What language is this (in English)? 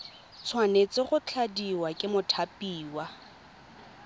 Tswana